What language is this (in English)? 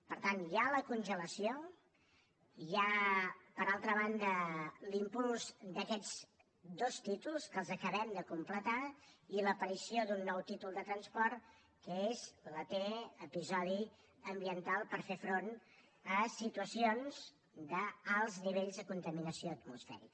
Catalan